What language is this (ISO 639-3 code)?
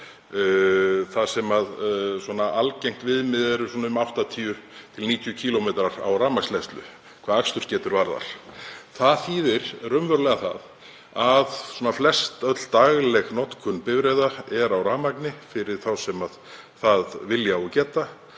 isl